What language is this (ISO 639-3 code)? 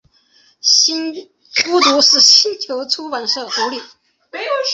zho